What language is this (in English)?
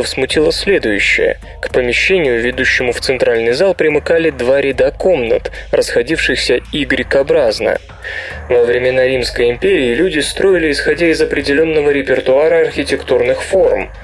Russian